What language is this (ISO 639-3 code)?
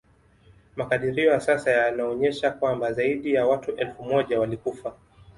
swa